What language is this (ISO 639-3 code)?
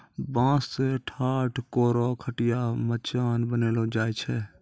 mai